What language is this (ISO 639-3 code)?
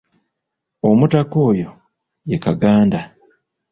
lug